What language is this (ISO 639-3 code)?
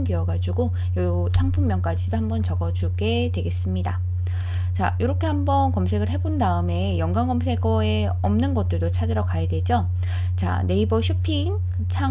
kor